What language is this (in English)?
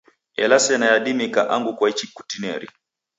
Taita